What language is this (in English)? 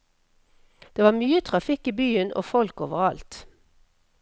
Norwegian